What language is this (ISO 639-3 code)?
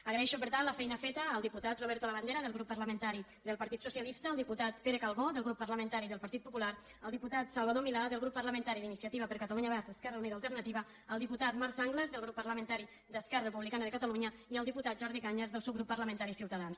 cat